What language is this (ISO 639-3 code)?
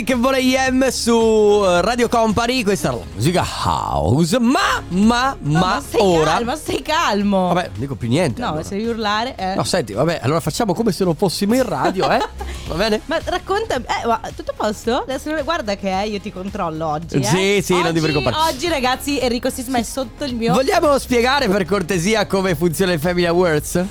ita